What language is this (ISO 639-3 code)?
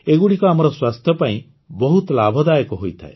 ori